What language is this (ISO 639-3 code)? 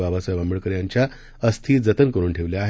mar